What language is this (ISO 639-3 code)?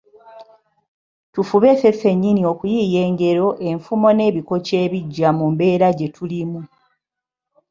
lug